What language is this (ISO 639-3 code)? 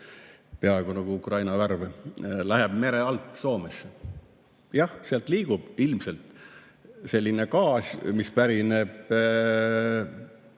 est